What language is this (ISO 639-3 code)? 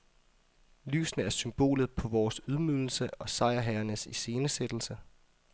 dan